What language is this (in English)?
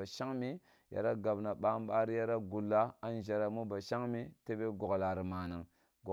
Kulung (Nigeria)